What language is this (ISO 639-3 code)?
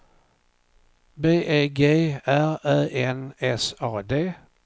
swe